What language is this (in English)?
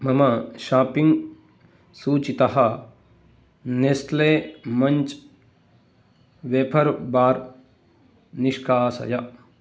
Sanskrit